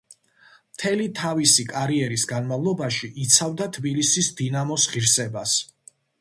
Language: Georgian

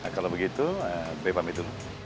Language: Indonesian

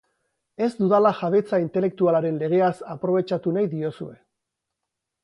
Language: Basque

